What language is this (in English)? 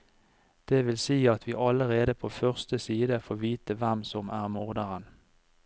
Norwegian